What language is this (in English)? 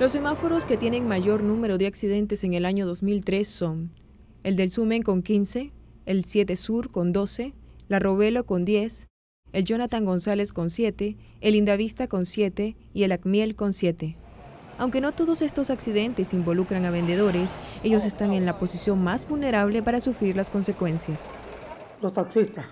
Spanish